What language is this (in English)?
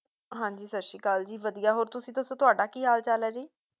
Punjabi